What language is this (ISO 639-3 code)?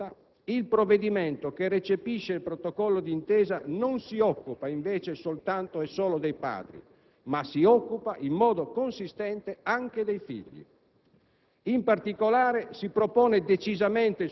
ita